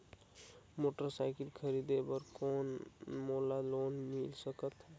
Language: Chhattisgarhi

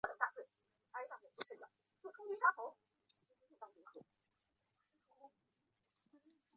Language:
Chinese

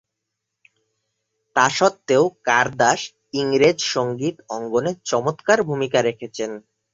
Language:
Bangla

